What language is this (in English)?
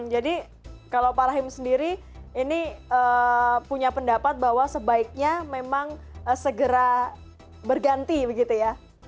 Indonesian